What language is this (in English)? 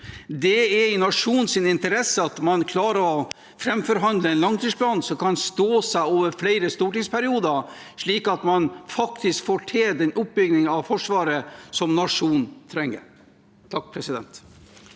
Norwegian